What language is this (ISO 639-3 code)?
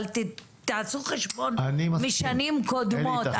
heb